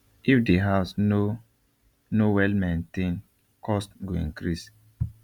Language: Nigerian Pidgin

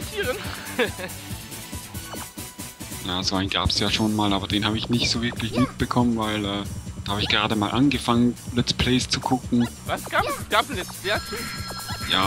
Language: German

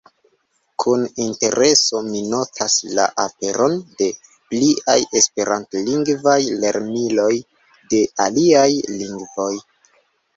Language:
Esperanto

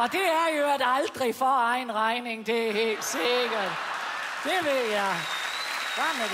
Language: Danish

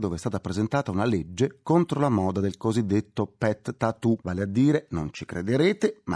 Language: Italian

